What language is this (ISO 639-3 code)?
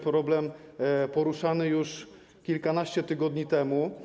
pol